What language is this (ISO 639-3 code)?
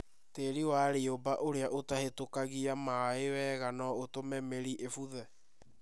kik